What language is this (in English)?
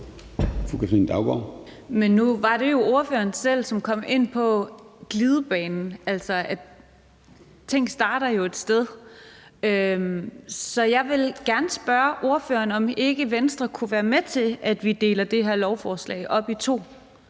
Danish